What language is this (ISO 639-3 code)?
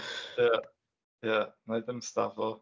cym